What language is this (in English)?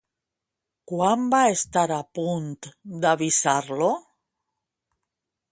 Catalan